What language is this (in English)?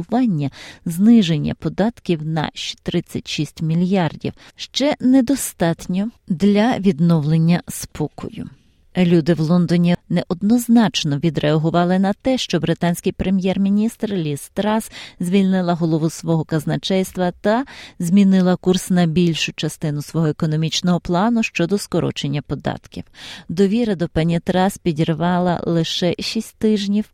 Ukrainian